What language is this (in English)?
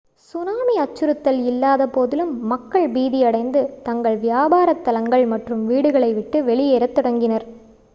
Tamil